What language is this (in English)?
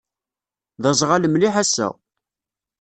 Kabyle